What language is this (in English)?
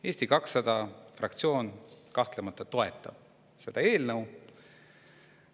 Estonian